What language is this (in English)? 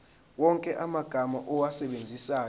Zulu